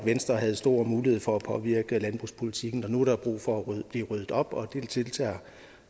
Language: Danish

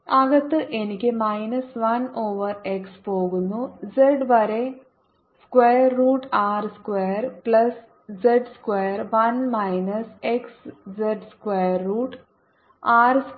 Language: Malayalam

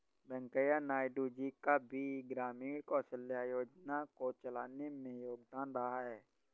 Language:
Hindi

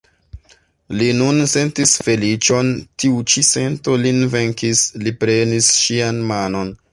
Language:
Esperanto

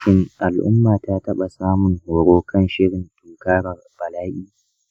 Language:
Hausa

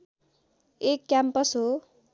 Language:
Nepali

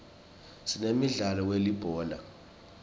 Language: Swati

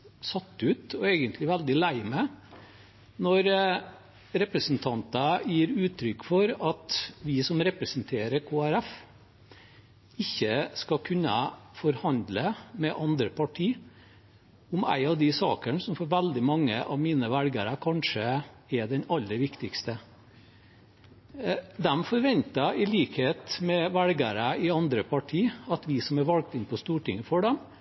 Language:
Norwegian Bokmål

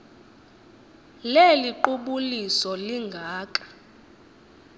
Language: Xhosa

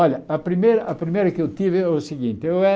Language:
Portuguese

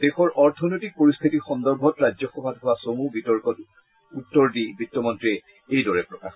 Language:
Assamese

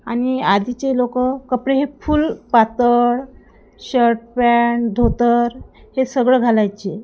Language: Marathi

